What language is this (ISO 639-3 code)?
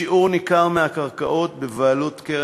heb